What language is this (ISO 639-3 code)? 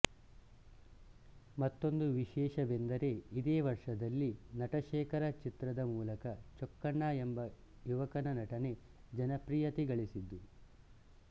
kan